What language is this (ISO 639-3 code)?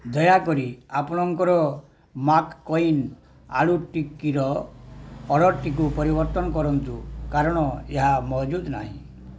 ori